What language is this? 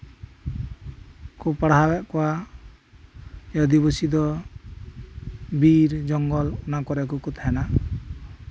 Santali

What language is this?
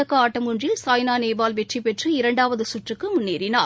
Tamil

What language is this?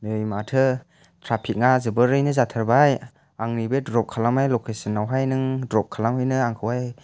Bodo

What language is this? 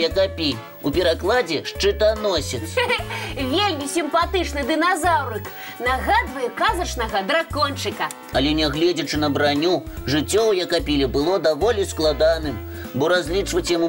Russian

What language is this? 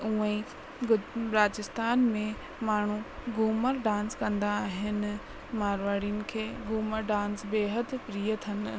Sindhi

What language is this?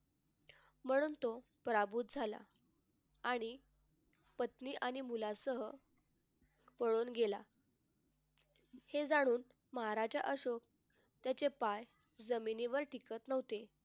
Marathi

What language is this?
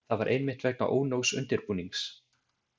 Icelandic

